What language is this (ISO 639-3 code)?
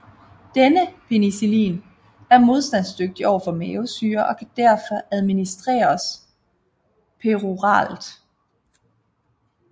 dan